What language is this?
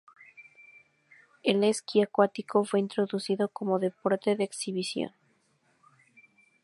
Spanish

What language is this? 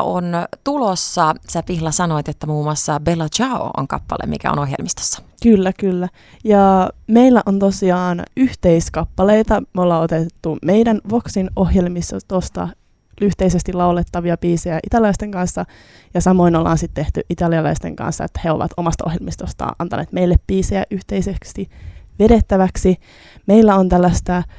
Finnish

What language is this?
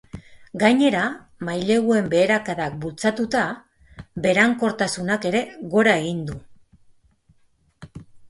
Basque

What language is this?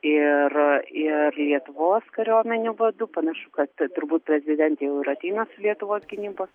Lithuanian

